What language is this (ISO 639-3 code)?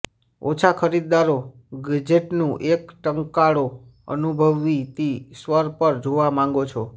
guj